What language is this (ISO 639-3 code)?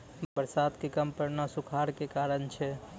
mai